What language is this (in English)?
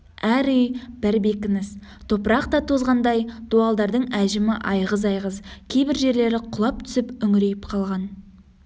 Kazakh